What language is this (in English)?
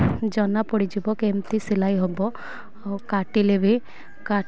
Odia